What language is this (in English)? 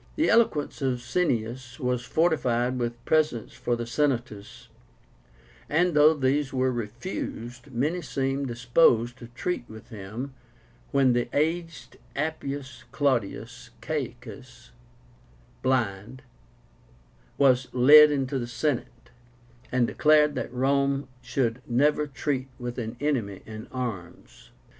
English